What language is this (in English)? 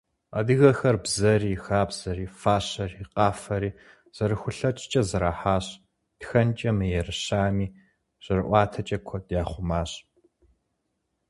Kabardian